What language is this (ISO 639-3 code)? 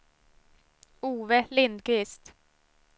swe